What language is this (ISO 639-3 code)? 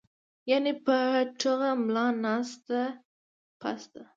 pus